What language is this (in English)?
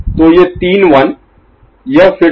Hindi